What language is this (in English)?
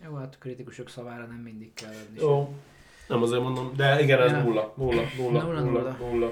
Hungarian